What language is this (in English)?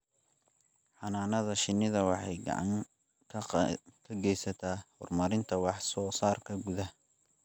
Somali